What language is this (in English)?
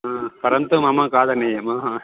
Sanskrit